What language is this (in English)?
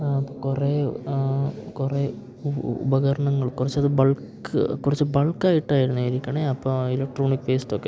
Malayalam